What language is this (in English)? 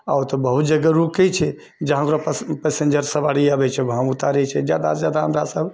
Maithili